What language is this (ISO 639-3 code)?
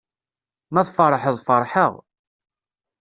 kab